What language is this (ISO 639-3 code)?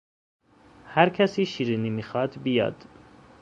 fas